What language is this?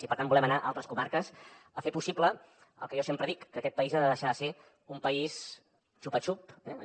Catalan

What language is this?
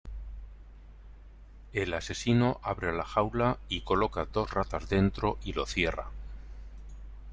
Spanish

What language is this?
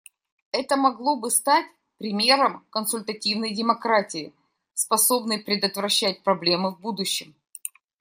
Russian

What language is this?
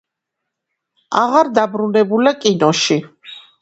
Georgian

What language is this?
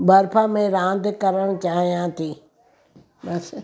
Sindhi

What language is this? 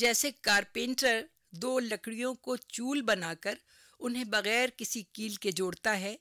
Urdu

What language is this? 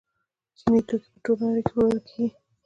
Pashto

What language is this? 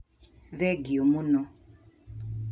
Kikuyu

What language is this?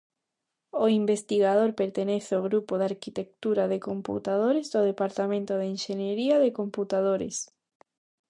Galician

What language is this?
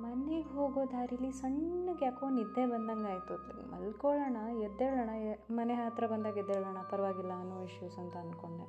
Kannada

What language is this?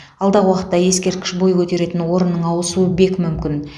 Kazakh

